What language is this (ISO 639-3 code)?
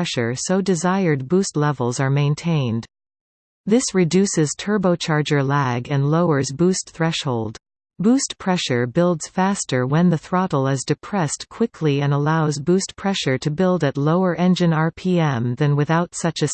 eng